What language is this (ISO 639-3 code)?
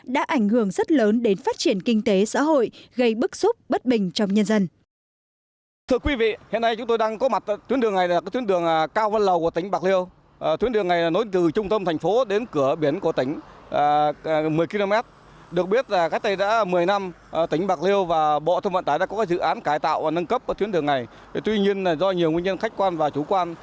vie